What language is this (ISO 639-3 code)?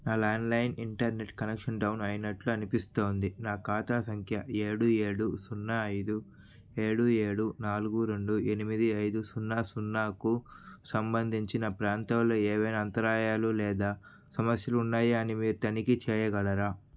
tel